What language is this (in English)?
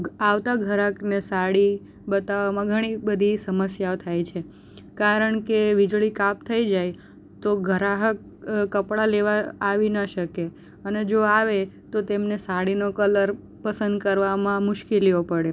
Gujarati